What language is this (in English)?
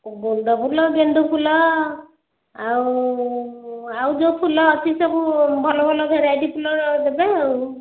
Odia